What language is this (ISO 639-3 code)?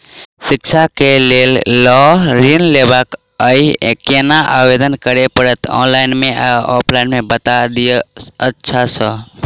mai